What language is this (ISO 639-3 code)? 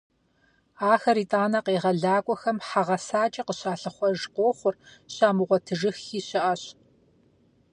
kbd